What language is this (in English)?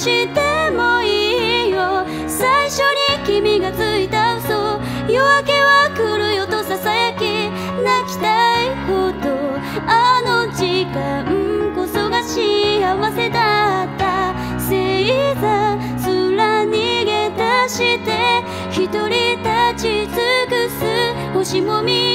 Korean